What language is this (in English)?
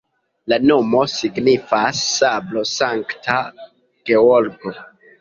Esperanto